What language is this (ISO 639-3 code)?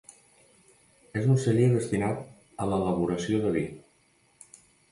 cat